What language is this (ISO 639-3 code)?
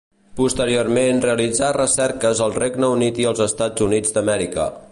cat